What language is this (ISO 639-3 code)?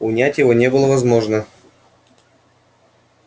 rus